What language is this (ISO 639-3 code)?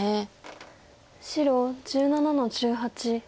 jpn